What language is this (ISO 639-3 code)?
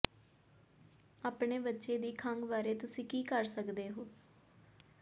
pan